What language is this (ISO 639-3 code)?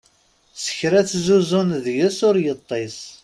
kab